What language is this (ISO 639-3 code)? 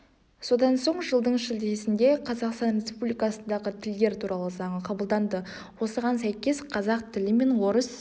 kaz